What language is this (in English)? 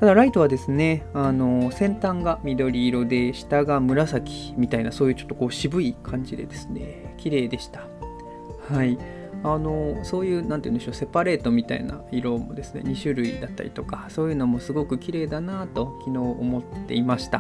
Japanese